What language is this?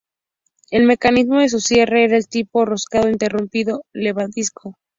Spanish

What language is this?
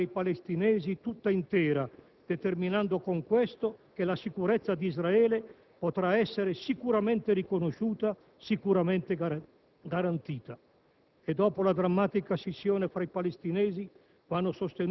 Italian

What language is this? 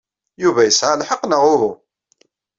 Kabyle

